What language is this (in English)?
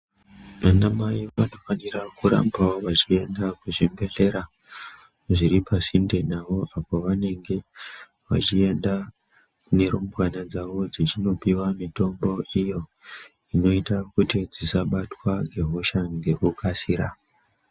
Ndau